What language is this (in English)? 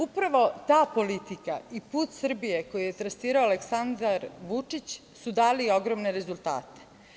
Serbian